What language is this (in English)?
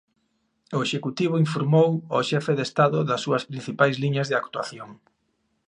Galician